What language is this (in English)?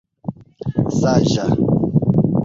Esperanto